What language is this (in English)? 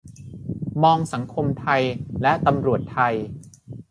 Thai